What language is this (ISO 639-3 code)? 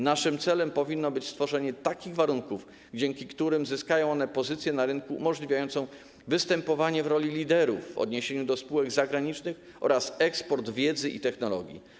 pol